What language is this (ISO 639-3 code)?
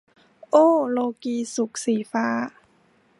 tha